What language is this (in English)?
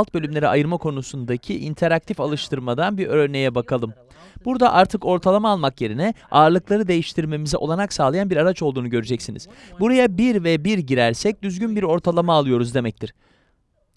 Turkish